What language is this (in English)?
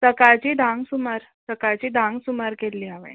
Konkani